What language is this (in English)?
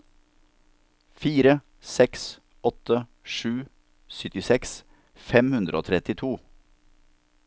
Norwegian